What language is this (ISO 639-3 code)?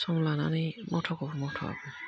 brx